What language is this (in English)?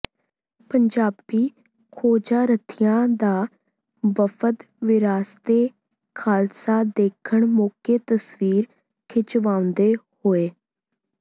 Punjabi